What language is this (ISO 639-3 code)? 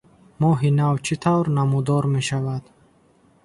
tgk